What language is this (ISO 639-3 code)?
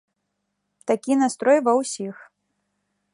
bel